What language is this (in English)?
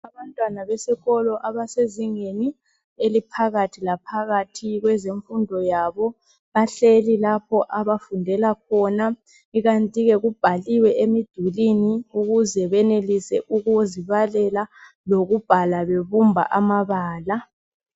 North Ndebele